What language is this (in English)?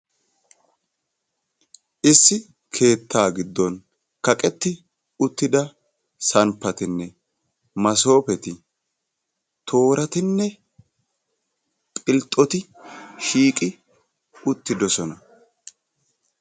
Wolaytta